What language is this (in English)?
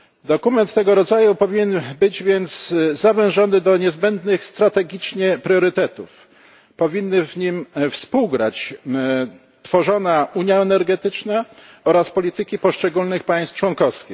Polish